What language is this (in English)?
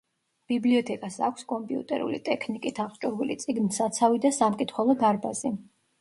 Georgian